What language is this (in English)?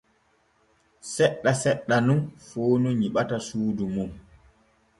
Borgu Fulfulde